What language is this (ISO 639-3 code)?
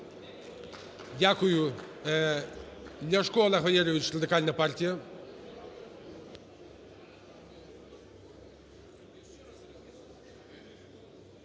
ukr